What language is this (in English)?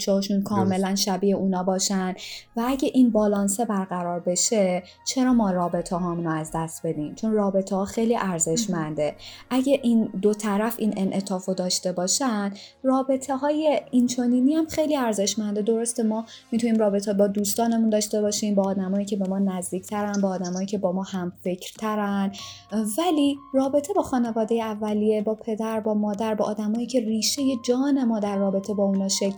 Persian